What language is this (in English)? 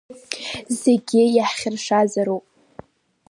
Abkhazian